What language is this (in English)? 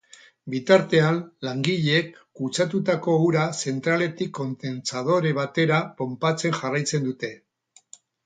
Basque